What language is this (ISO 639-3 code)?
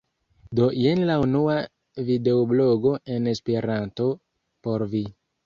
epo